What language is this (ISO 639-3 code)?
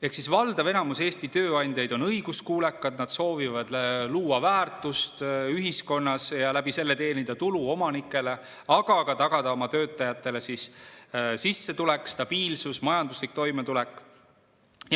est